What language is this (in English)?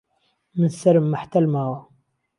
Central Kurdish